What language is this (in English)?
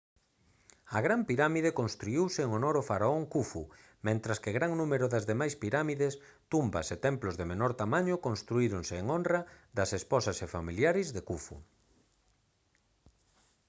Galician